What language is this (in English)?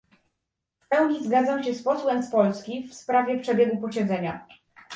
Polish